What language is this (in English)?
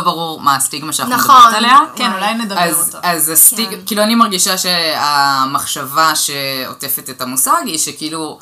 Hebrew